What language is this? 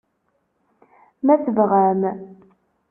Kabyle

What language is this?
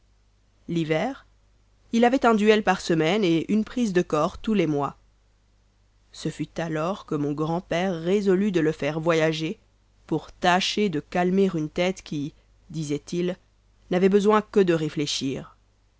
French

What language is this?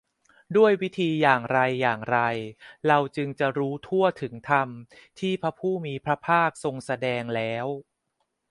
Thai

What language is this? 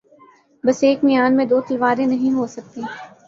Urdu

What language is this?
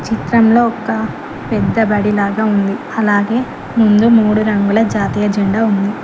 Telugu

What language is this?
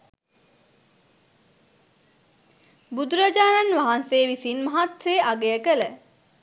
Sinhala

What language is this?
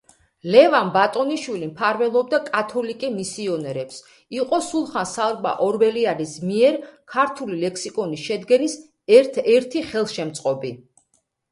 Georgian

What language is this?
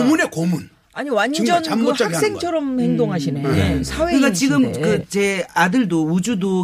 Korean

